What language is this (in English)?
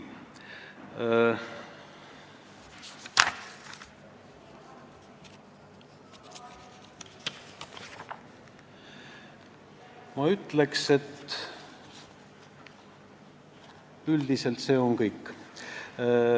Estonian